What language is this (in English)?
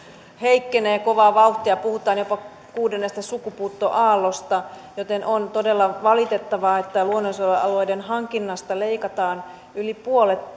Finnish